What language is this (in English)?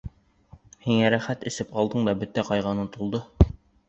Bashkir